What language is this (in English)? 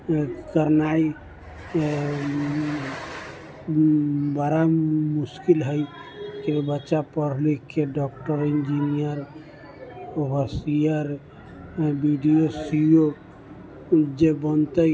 Maithili